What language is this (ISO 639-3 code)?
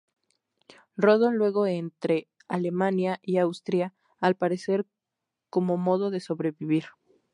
spa